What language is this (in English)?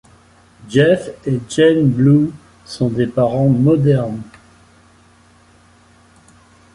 French